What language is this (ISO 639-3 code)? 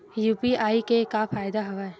hne